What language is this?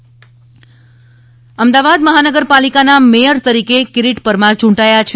Gujarati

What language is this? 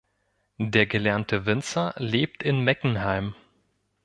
German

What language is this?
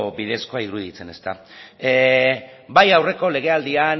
Basque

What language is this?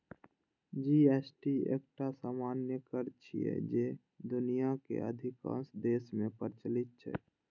Maithili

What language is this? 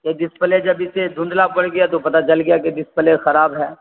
Urdu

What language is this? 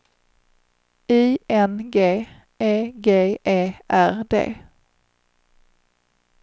Swedish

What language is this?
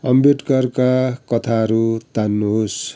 Nepali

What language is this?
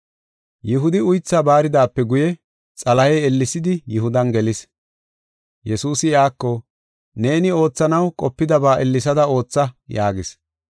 Gofa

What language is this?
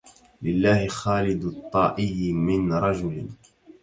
Arabic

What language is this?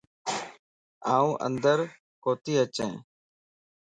Lasi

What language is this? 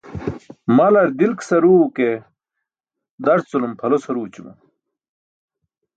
Burushaski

